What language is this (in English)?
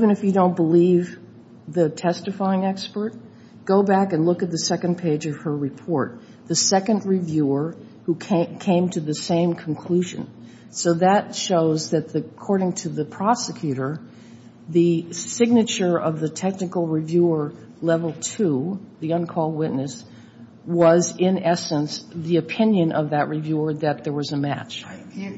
English